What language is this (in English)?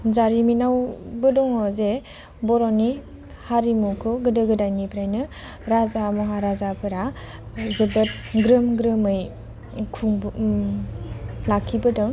Bodo